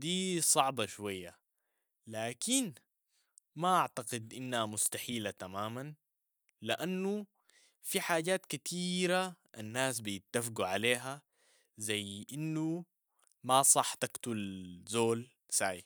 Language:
Sudanese Arabic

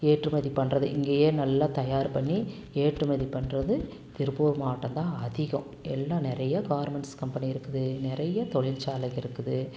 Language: Tamil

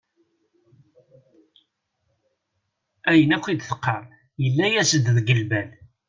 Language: Kabyle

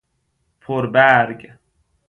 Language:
Persian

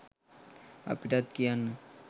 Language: Sinhala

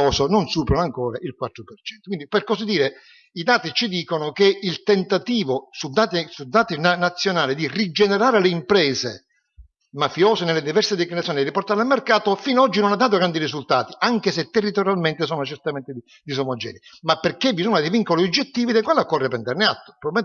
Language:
Italian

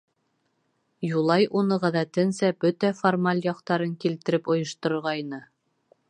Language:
Bashkir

